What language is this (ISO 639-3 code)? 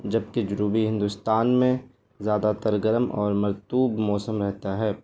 urd